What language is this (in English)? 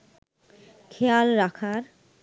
Bangla